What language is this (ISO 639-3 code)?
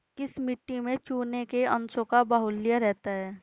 hin